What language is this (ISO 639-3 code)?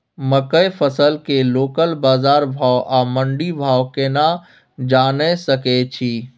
mai